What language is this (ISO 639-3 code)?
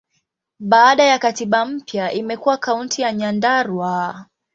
swa